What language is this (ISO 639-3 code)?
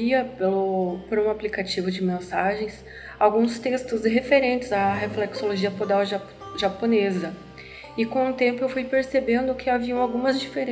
por